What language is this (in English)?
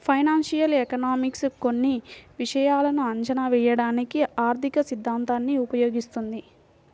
Telugu